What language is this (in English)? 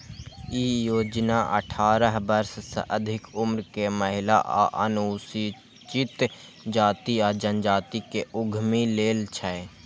Maithili